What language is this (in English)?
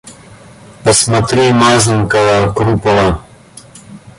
Russian